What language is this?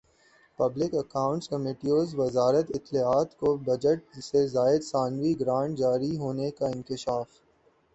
Urdu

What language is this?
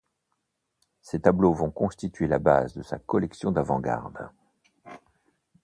French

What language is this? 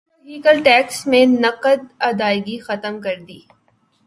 Urdu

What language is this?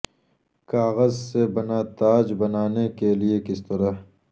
Urdu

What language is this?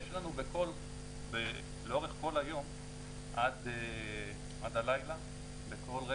Hebrew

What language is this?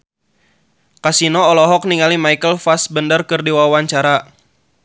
Sundanese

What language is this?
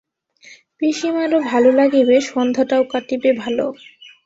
Bangla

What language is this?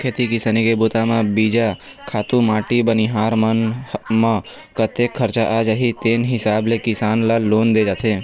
Chhattisgarhi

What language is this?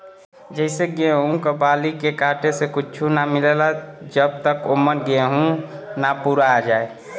Bhojpuri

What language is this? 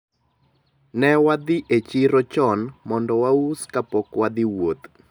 Luo (Kenya and Tanzania)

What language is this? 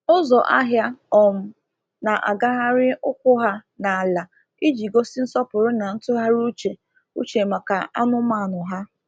Igbo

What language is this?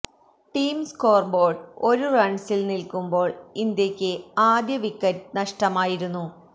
Malayalam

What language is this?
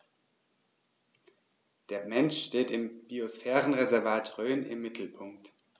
German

